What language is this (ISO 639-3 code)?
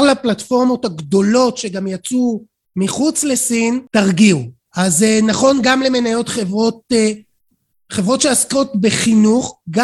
heb